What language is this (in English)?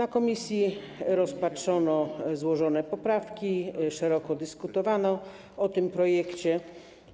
Polish